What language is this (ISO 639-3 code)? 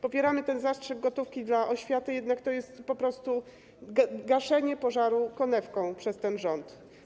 pol